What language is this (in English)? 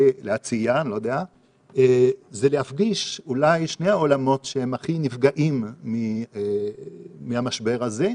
Hebrew